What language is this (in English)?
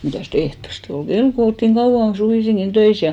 Finnish